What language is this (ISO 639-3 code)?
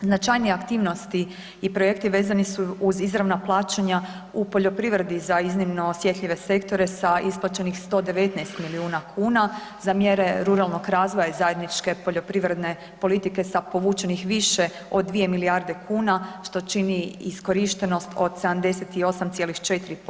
hrv